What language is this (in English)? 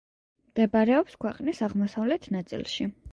Georgian